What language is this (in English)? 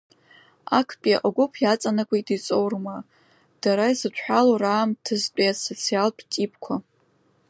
Abkhazian